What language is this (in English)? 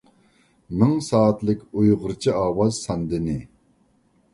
Uyghur